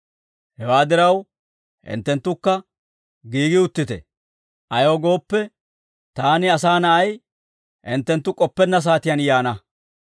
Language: Dawro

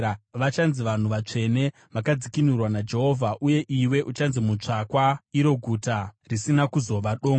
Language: Shona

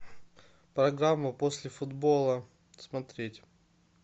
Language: Russian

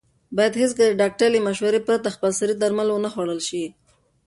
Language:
Pashto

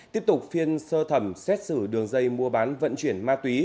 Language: Vietnamese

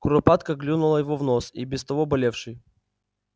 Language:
Russian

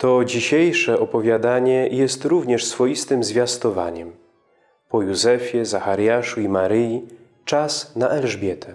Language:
Polish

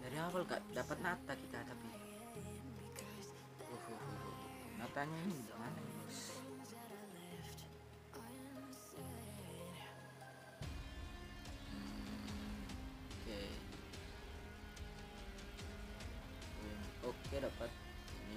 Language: Indonesian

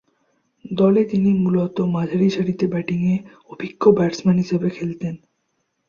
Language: Bangla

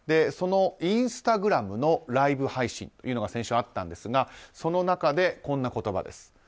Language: Japanese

